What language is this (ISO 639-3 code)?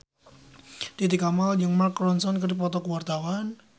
sun